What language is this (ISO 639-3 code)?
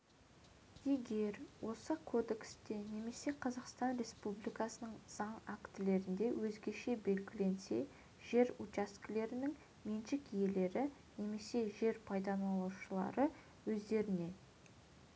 kaz